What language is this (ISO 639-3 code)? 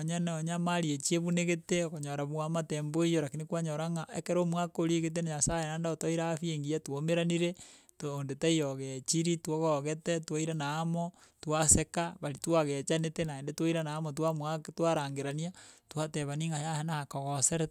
guz